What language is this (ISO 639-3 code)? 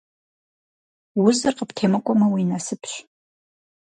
kbd